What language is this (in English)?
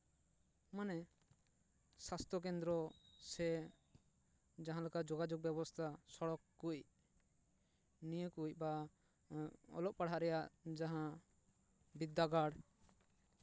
Santali